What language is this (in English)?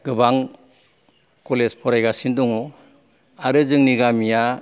Bodo